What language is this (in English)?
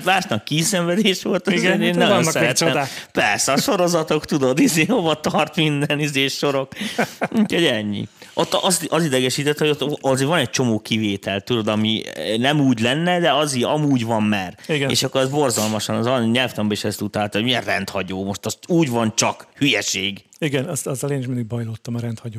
Hungarian